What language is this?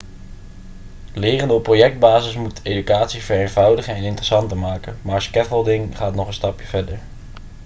Dutch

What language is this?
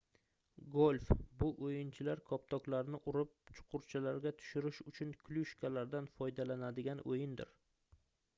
Uzbek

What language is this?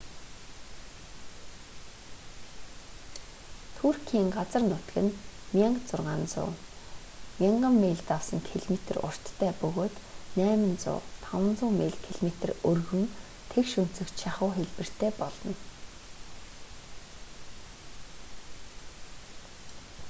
Mongolian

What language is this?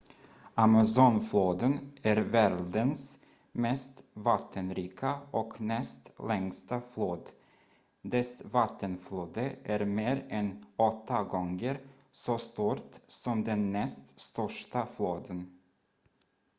Swedish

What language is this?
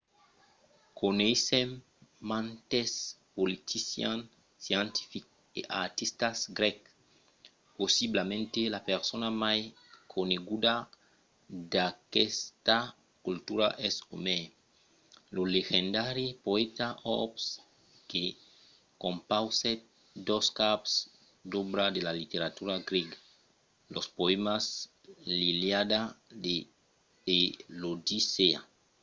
Occitan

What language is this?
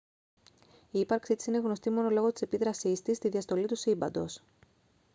Greek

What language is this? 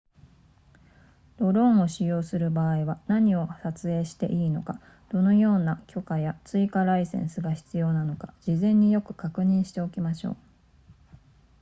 Japanese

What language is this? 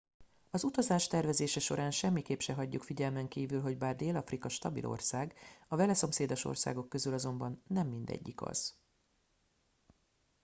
Hungarian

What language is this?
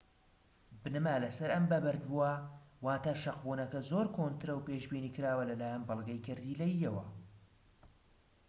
Central Kurdish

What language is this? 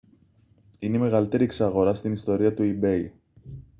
Greek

